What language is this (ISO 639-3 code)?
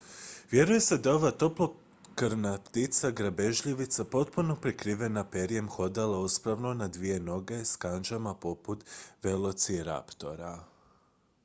hrv